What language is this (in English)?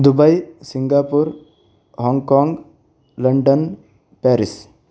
Sanskrit